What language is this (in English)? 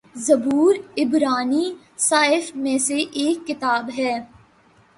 Urdu